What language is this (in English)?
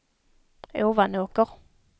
Swedish